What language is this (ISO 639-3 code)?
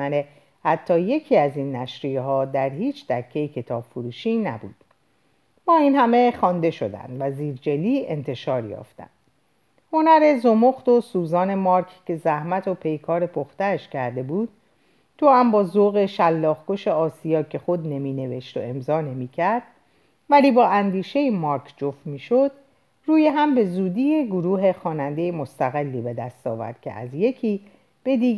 fas